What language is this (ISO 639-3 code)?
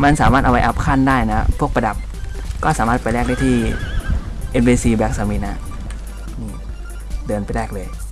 tha